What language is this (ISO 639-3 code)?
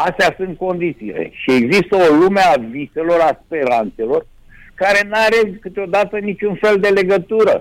ron